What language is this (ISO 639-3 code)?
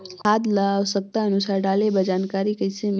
hne